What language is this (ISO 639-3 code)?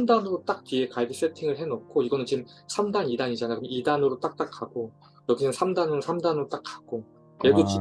kor